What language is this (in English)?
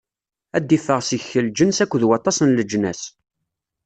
Kabyle